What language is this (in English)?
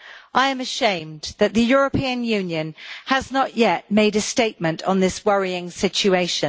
English